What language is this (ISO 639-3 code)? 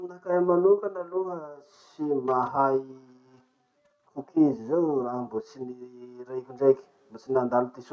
msh